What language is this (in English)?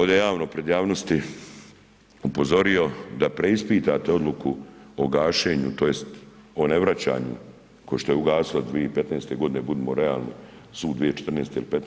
Croatian